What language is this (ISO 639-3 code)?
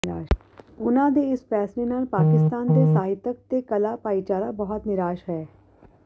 pan